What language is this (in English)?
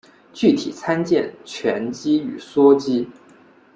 Chinese